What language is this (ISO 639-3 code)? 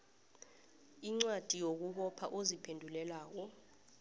nbl